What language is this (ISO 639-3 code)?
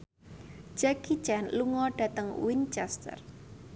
jav